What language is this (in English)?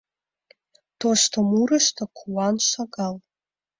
Mari